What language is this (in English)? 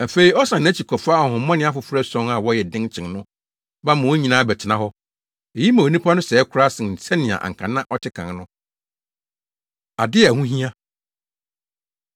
Akan